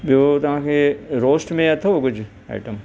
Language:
Sindhi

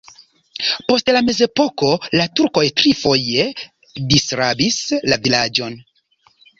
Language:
Esperanto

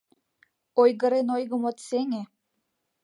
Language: Mari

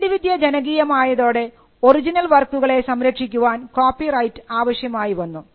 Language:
Malayalam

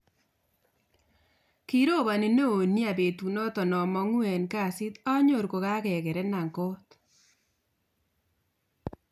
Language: Kalenjin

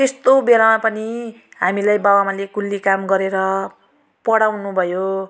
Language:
Nepali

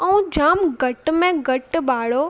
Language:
Sindhi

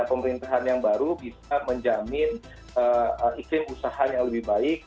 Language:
Indonesian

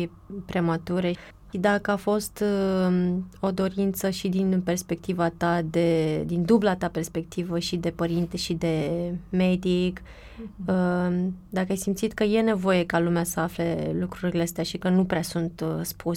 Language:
Romanian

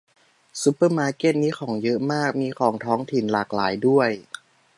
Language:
Thai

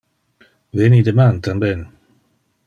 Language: Interlingua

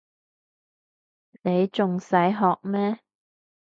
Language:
Cantonese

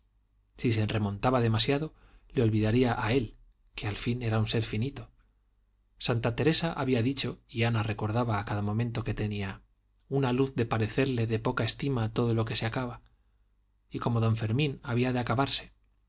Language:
Spanish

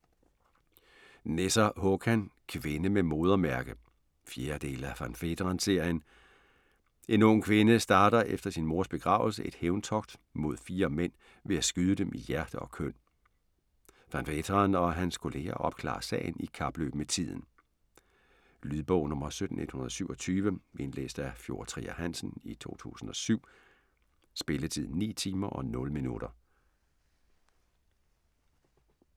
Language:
Danish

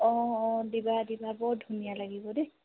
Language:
Assamese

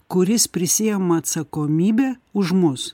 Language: Lithuanian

